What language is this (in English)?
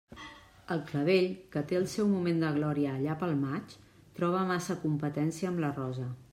Catalan